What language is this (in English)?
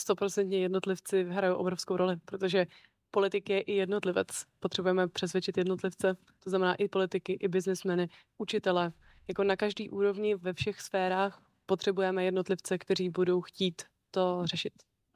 Czech